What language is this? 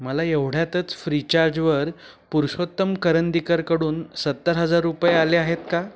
Marathi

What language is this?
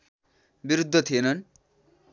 Nepali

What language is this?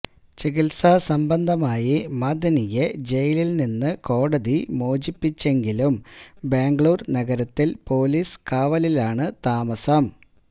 Malayalam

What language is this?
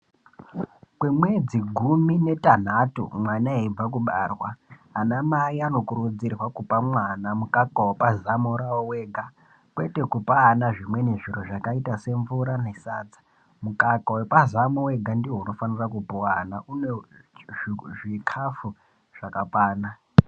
Ndau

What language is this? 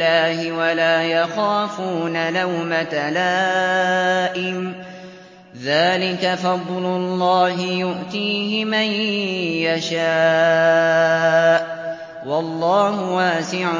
Arabic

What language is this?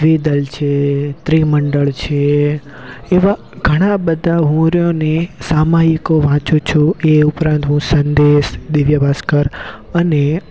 Gujarati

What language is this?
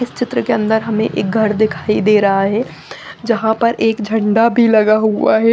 Hindi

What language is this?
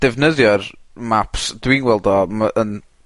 Welsh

